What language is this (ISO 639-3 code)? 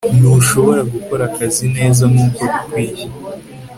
kin